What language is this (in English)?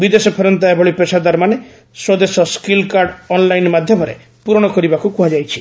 Odia